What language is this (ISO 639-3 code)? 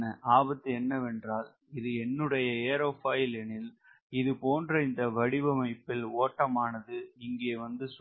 tam